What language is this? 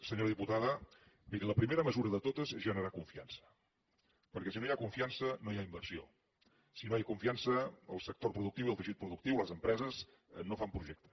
Catalan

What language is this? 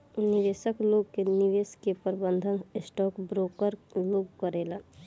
Bhojpuri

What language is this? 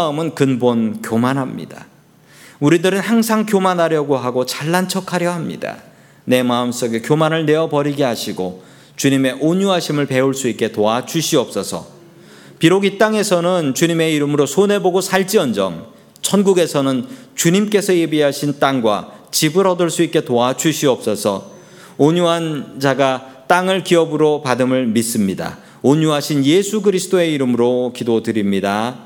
Korean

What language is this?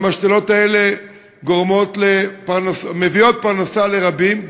Hebrew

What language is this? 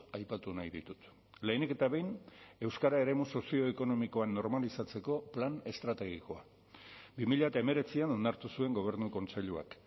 Basque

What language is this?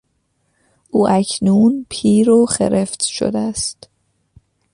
Persian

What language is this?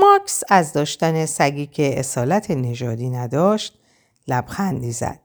Persian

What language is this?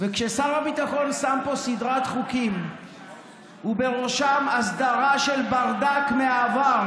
Hebrew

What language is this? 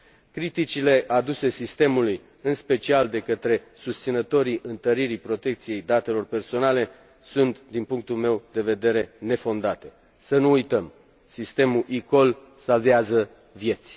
Romanian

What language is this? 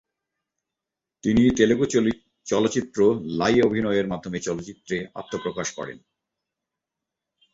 Bangla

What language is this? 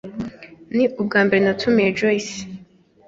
Kinyarwanda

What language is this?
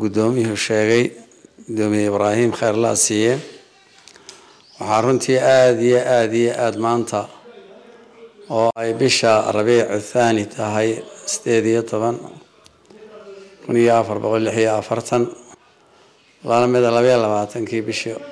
Arabic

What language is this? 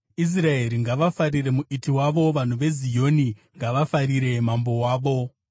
Shona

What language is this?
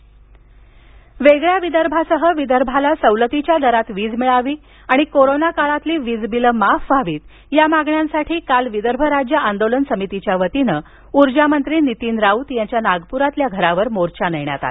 Marathi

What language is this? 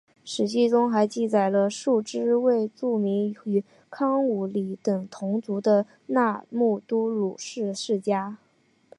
Chinese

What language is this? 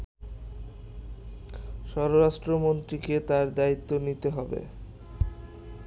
Bangla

